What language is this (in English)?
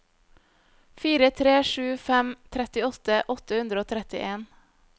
Norwegian